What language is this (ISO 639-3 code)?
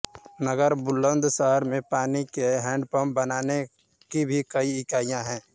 hin